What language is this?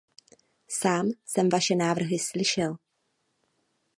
Czech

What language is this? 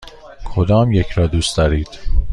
Persian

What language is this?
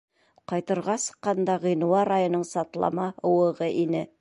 Bashkir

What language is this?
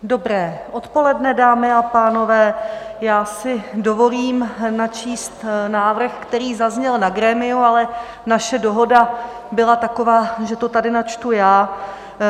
Czech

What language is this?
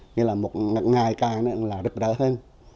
Vietnamese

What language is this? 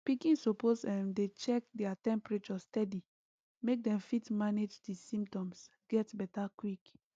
Nigerian Pidgin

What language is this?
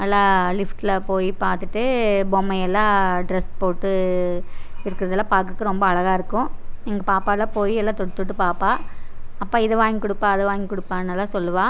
Tamil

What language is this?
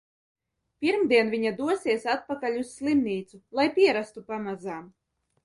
Latvian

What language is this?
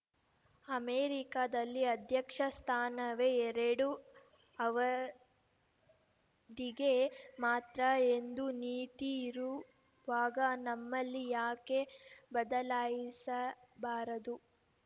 Kannada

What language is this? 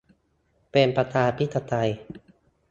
Thai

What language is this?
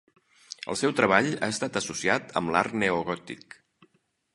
Catalan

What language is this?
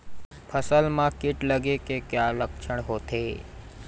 Chhattisgarhi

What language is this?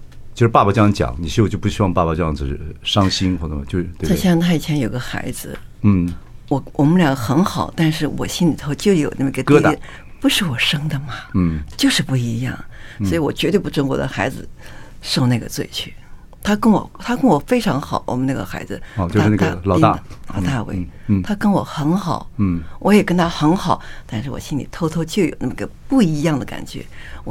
Chinese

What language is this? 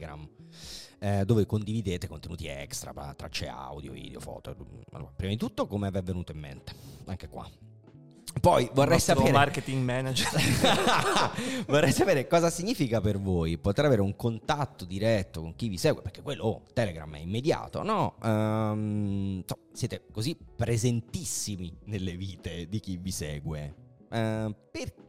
Italian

